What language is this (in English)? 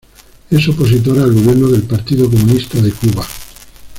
Spanish